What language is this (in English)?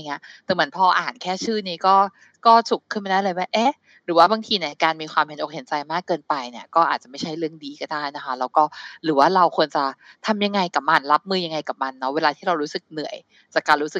Thai